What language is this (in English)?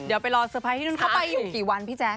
Thai